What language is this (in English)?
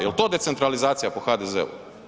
Croatian